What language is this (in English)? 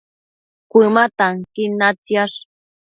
Matsés